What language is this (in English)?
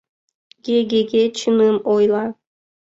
Mari